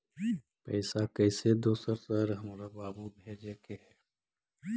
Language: Magahi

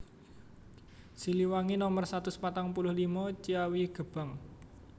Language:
Javanese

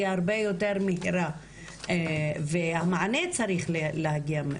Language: Hebrew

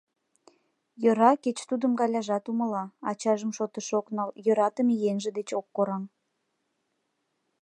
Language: Mari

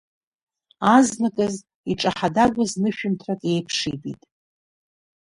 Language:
Abkhazian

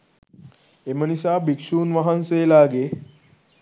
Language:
Sinhala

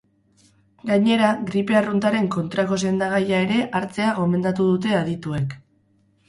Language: Basque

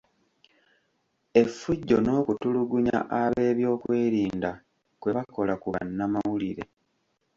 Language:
Ganda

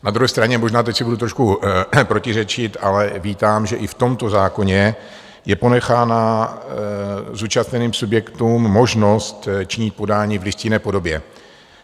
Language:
Czech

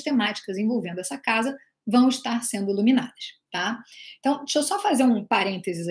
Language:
Portuguese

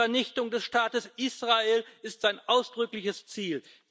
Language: German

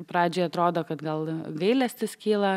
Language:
Lithuanian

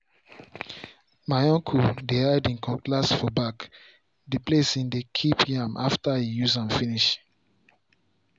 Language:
Nigerian Pidgin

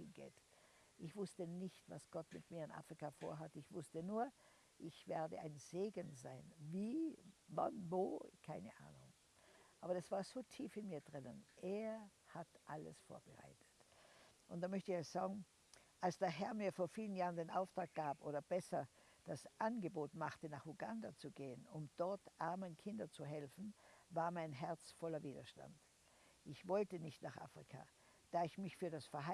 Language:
German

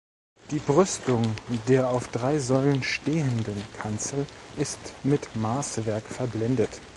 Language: German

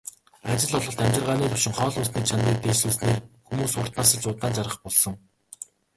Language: Mongolian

